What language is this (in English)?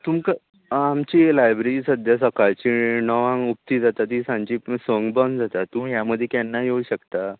Konkani